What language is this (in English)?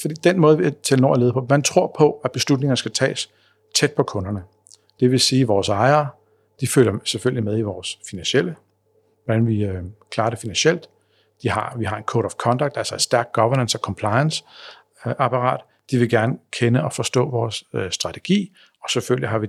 Danish